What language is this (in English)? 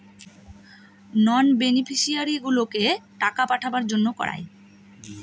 Bangla